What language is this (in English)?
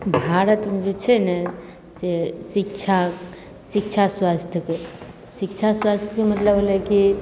Maithili